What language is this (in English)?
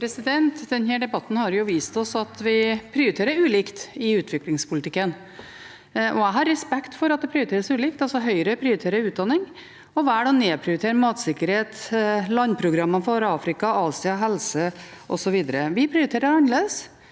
Norwegian